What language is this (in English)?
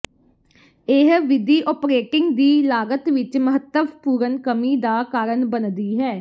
Punjabi